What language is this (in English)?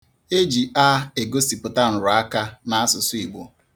Igbo